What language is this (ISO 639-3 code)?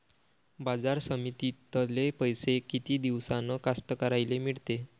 mar